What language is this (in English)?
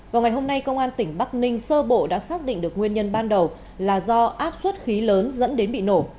Vietnamese